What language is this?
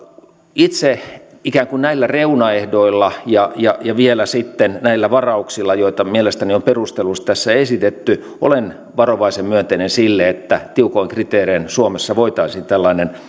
Finnish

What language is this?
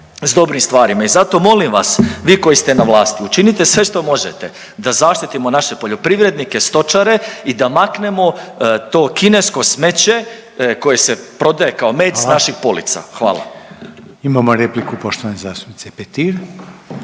Croatian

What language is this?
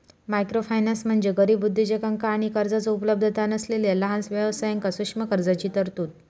Marathi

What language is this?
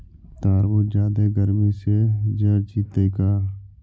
Magahi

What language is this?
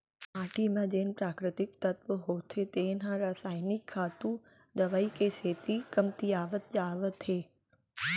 Chhattisgarhi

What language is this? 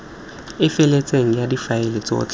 Tswana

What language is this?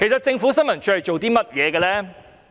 Cantonese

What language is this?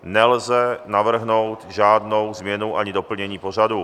Czech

